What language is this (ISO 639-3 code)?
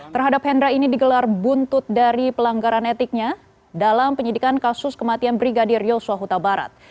ind